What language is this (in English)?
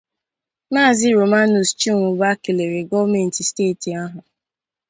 Igbo